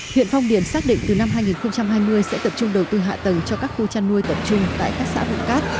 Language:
Vietnamese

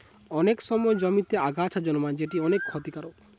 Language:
Bangla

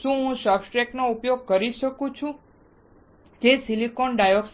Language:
Gujarati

